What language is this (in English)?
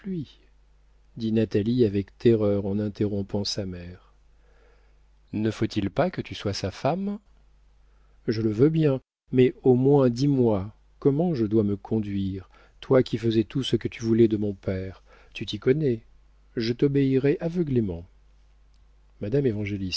French